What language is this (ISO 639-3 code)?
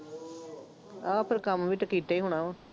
pan